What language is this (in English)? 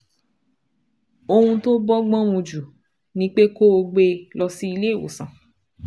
Yoruba